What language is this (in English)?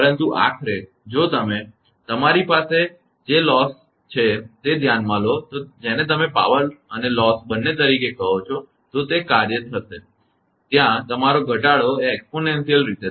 Gujarati